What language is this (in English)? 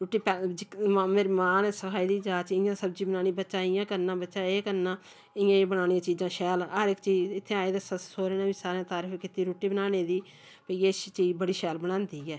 Dogri